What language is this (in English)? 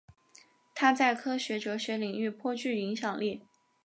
Chinese